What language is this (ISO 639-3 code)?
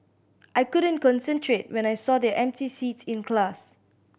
eng